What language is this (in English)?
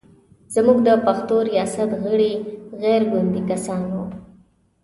Pashto